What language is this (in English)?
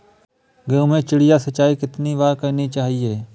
Hindi